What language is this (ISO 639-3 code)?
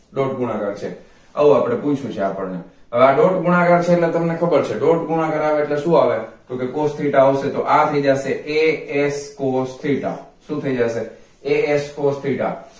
guj